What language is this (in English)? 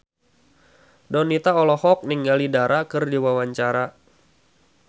Sundanese